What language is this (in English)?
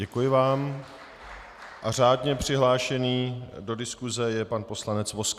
Czech